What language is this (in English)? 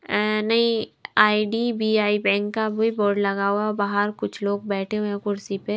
Hindi